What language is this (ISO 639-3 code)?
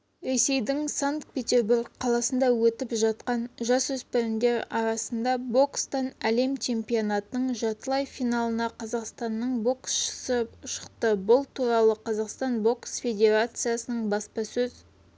kaz